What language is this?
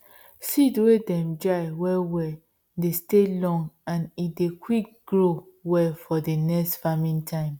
Nigerian Pidgin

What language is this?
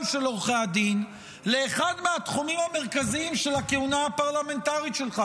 Hebrew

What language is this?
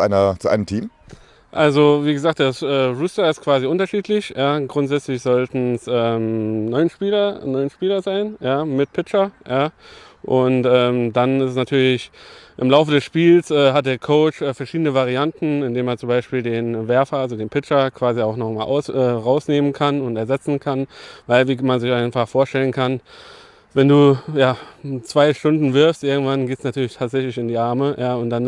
German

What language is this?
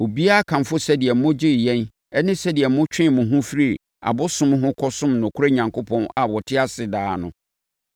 Akan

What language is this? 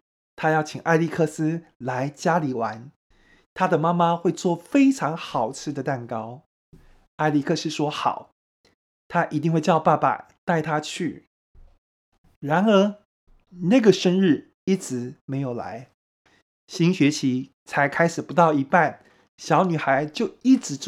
Chinese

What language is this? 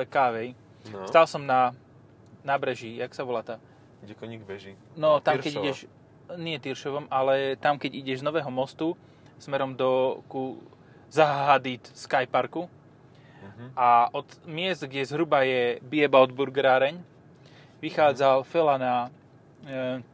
Slovak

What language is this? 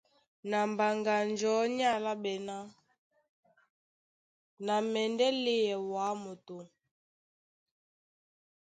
Duala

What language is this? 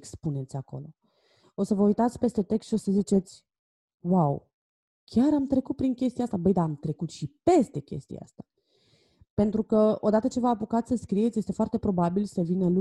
Romanian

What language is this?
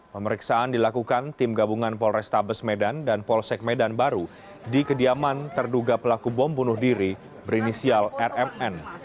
Indonesian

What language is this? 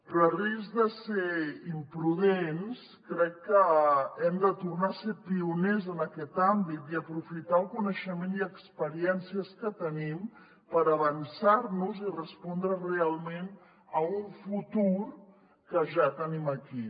Catalan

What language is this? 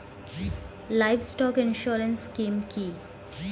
Bangla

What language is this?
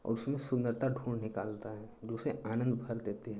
Hindi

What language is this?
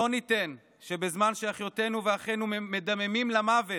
Hebrew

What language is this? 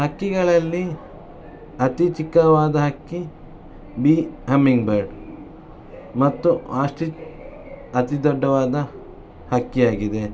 Kannada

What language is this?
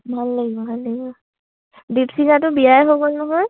Assamese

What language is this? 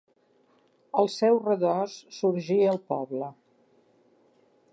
Catalan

